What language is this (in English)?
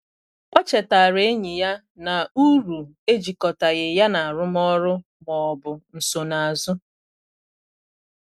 Igbo